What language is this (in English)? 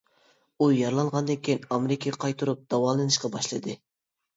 Uyghur